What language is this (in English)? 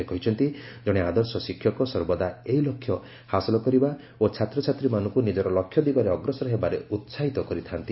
Odia